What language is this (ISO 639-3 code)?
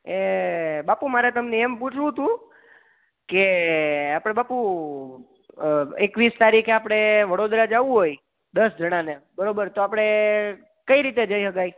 guj